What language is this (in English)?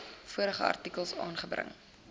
Afrikaans